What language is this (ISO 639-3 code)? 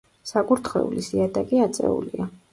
kat